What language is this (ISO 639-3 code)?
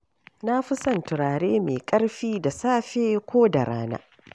hau